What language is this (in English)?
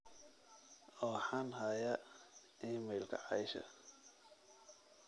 Somali